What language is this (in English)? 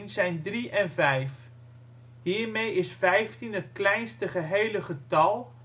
Dutch